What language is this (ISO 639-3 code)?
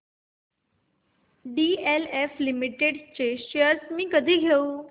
mar